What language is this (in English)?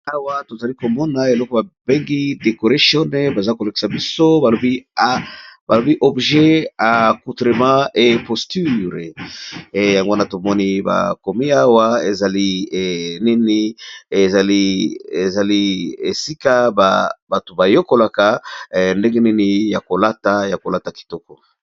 Lingala